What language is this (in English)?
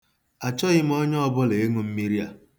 Igbo